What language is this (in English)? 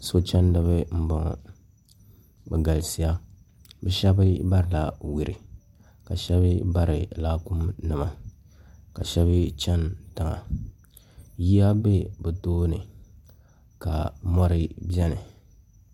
Dagbani